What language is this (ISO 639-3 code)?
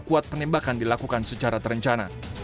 ind